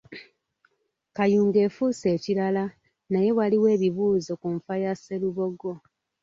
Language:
Ganda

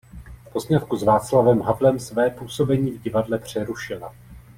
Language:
Czech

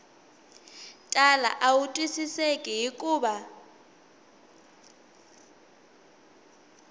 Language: Tsonga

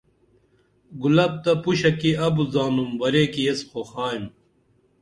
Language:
Dameli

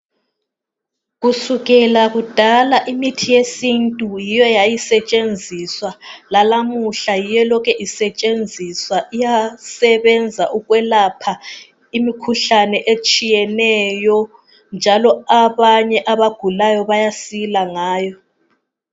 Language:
North Ndebele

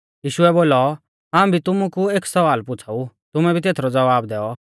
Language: Mahasu Pahari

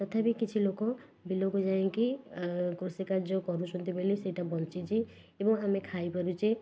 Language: Odia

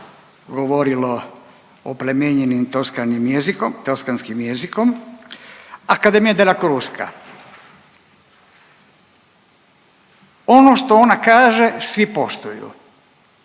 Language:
Croatian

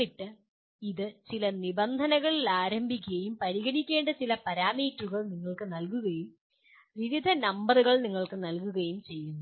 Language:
Malayalam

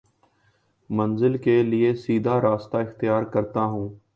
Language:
Urdu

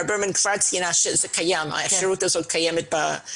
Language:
Hebrew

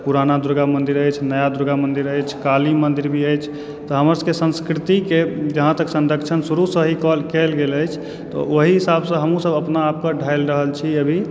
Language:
Maithili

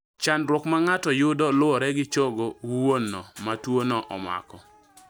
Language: Luo (Kenya and Tanzania)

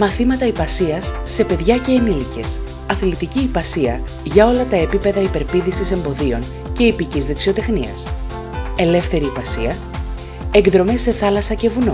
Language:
Greek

